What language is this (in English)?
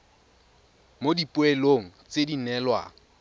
Tswana